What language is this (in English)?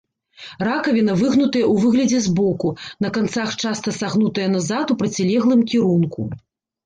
Belarusian